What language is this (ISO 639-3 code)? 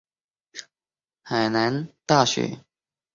zho